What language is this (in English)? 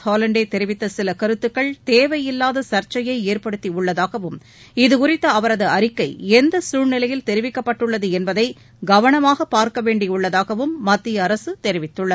Tamil